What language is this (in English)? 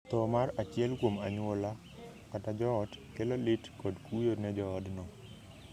Luo (Kenya and Tanzania)